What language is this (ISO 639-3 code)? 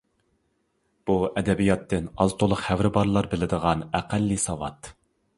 uig